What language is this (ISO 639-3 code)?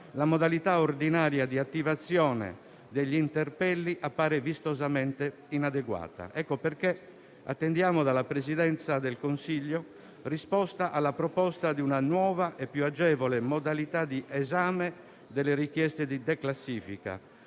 ita